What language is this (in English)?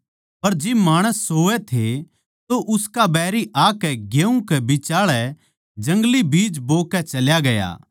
Haryanvi